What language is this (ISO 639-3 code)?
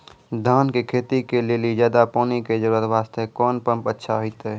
mai